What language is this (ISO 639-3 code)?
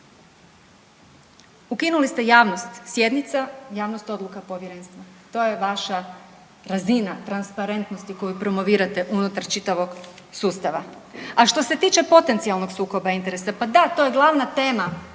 hrv